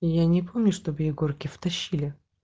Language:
Russian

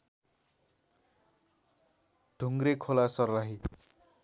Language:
Nepali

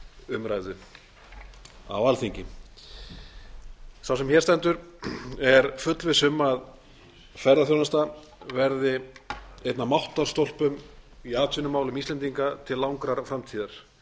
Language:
Icelandic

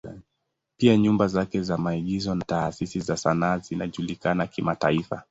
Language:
Swahili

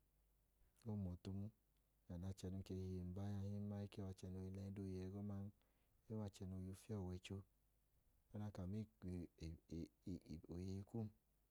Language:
Idoma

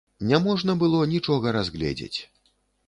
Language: Belarusian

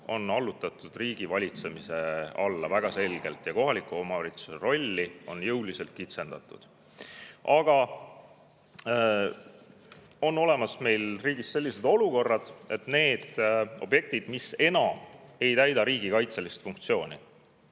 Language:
Estonian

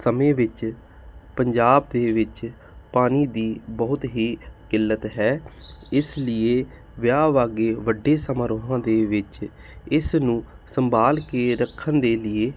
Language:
Punjabi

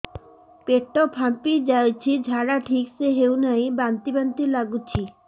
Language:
Odia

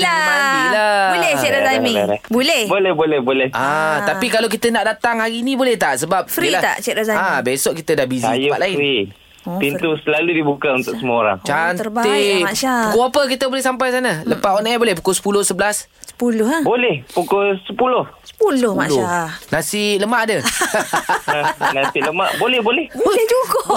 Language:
Malay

